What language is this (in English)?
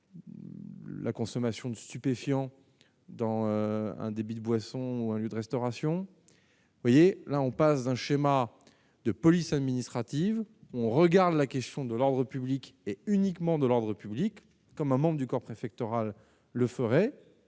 French